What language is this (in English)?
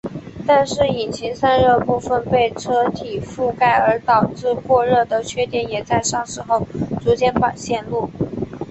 Chinese